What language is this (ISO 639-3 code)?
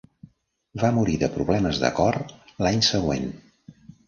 cat